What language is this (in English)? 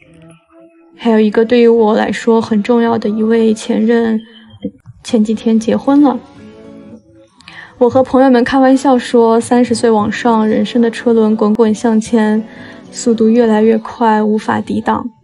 Chinese